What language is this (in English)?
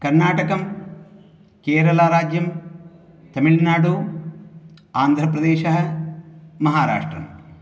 Sanskrit